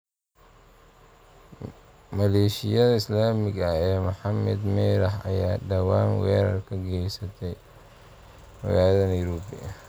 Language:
Somali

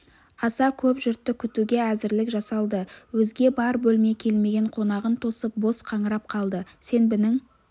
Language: Kazakh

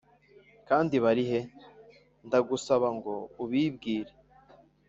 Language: Kinyarwanda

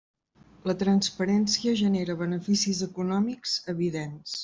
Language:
Catalan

